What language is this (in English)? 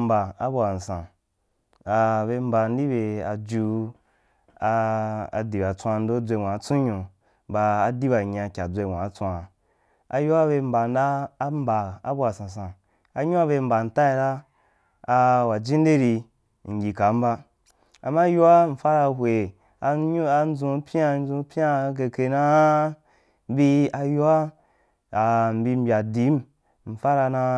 Wapan